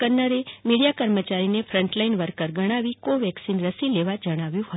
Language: Gujarati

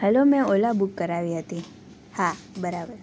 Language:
Gujarati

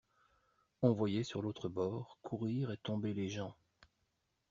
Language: French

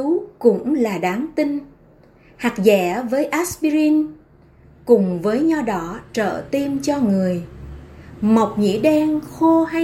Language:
Vietnamese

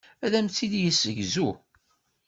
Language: Kabyle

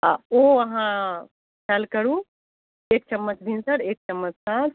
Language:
Maithili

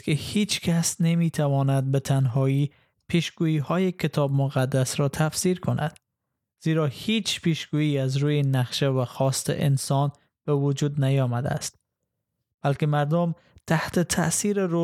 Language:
Persian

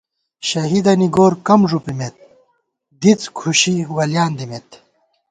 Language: Gawar-Bati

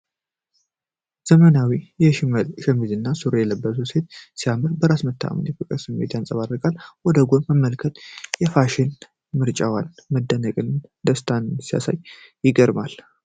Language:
Amharic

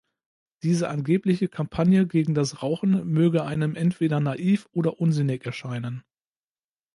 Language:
German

